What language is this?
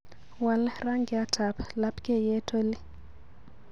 Kalenjin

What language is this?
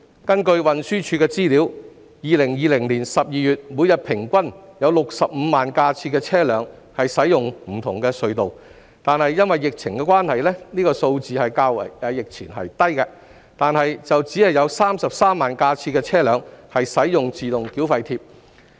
Cantonese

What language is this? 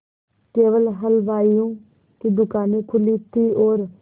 Hindi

